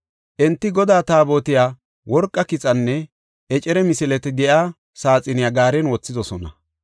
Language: Gofa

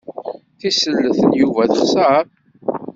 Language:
Kabyle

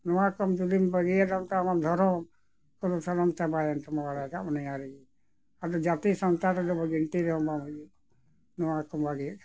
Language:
Santali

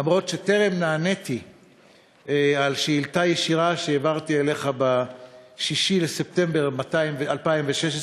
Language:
Hebrew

